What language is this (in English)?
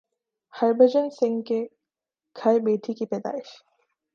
Urdu